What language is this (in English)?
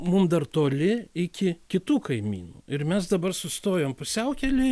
Lithuanian